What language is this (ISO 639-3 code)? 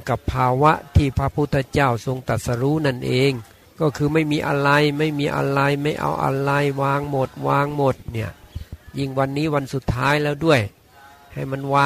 tha